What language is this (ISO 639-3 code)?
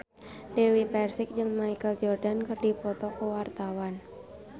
sun